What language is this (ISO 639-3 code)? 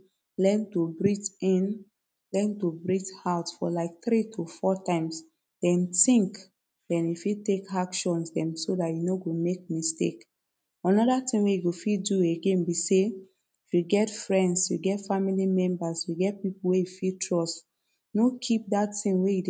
pcm